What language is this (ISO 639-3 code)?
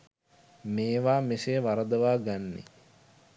sin